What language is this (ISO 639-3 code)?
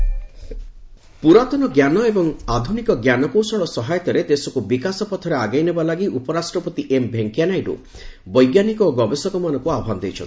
ori